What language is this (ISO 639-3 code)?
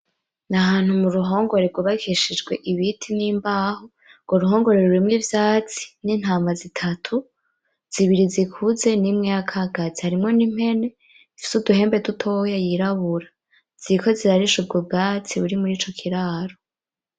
run